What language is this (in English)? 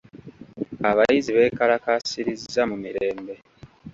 Ganda